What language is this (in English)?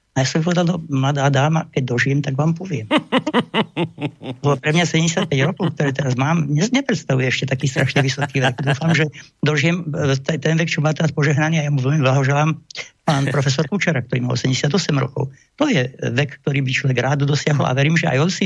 Slovak